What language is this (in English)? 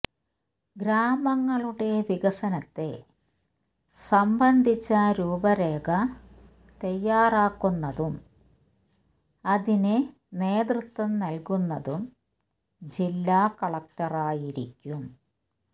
Malayalam